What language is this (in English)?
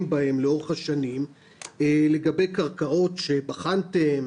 Hebrew